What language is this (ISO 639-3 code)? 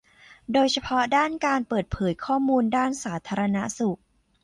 tha